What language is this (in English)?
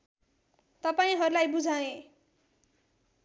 Nepali